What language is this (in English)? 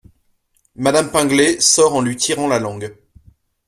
French